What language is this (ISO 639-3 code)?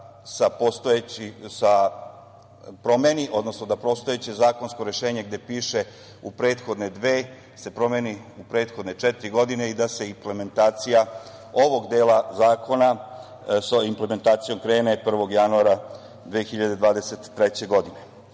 srp